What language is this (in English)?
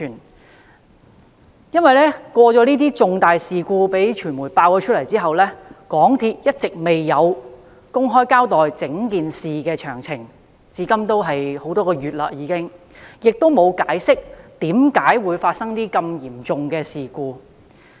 Cantonese